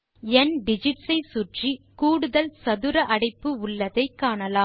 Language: Tamil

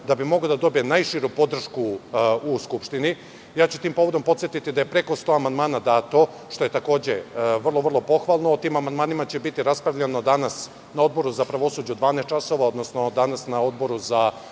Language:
Serbian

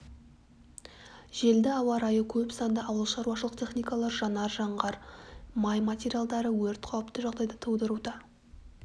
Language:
Kazakh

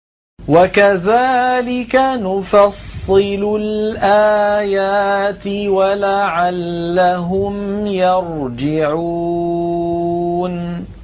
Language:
Arabic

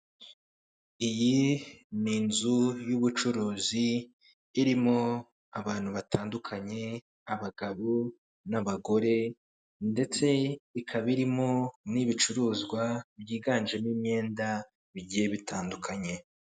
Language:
Kinyarwanda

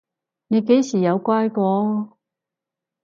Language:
Cantonese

